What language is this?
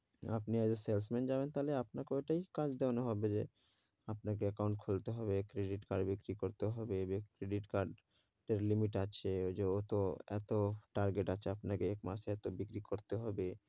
Bangla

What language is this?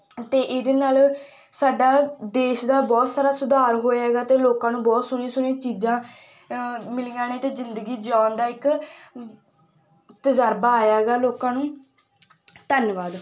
Punjabi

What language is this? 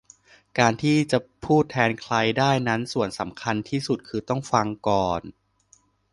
Thai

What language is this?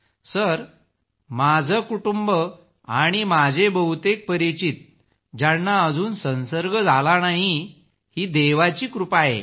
Marathi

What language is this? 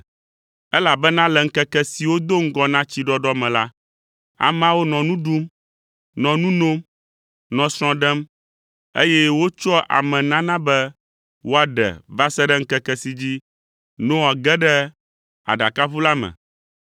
Ewe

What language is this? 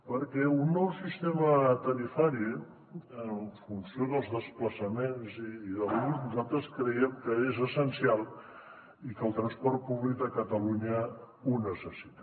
Catalan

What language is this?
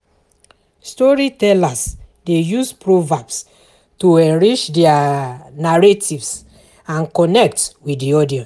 Nigerian Pidgin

